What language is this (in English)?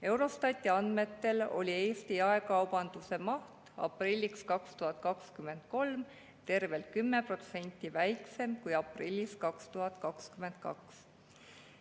Estonian